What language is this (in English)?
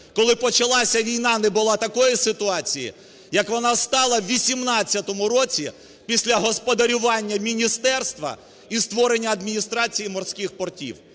Ukrainian